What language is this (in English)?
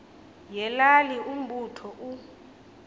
Xhosa